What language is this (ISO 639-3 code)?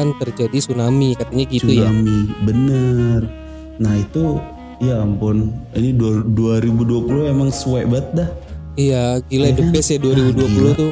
ind